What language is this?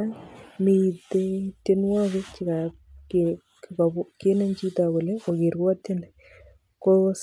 Kalenjin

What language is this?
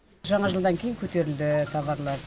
Kazakh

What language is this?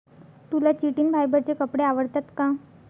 Marathi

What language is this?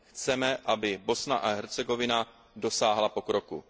Czech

